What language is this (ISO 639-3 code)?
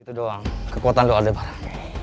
ind